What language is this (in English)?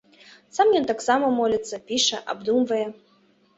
Belarusian